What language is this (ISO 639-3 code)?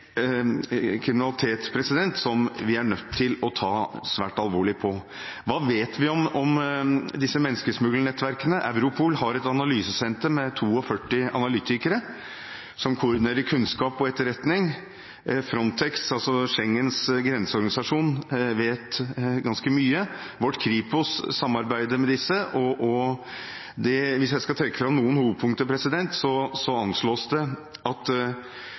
nob